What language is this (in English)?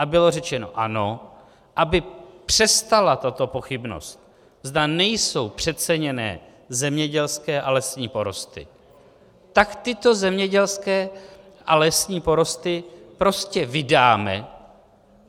Czech